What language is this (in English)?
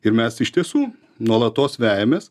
Lithuanian